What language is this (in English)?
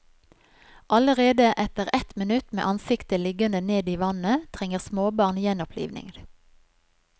Norwegian